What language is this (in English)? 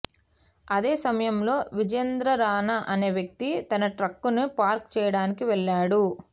Telugu